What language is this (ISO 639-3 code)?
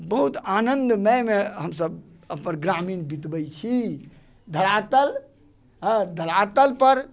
mai